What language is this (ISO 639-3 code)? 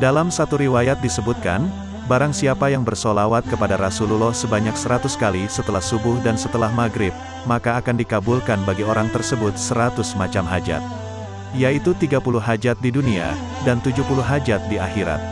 ind